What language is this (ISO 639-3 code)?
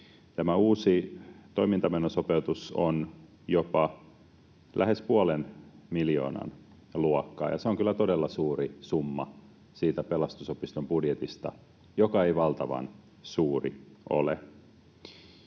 fin